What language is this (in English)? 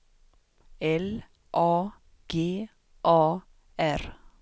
Swedish